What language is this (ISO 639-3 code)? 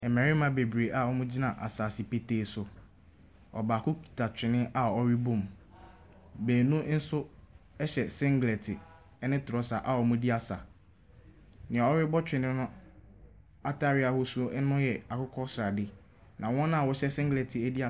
aka